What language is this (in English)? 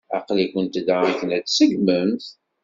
Kabyle